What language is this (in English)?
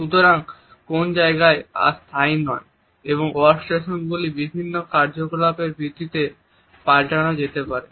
Bangla